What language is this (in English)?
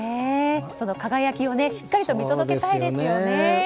Japanese